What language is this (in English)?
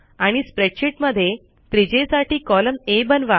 Marathi